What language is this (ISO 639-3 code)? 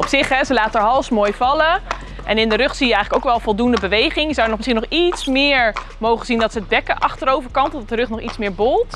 nld